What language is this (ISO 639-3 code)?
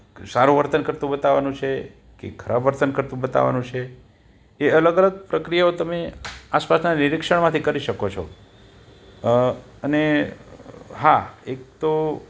guj